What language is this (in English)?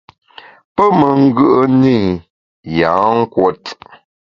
Bamun